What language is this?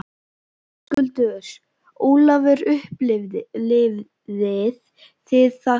Icelandic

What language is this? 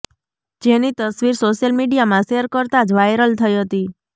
Gujarati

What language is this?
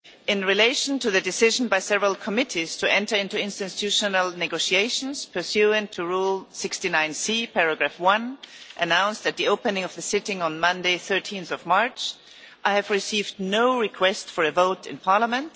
English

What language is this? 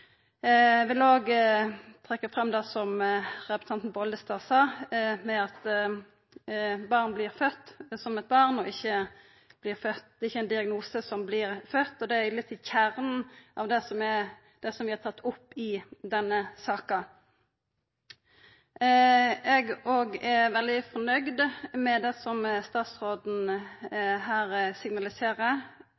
Norwegian Nynorsk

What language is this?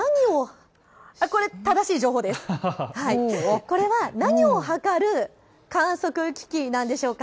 Japanese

